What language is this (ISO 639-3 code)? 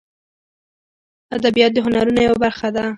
pus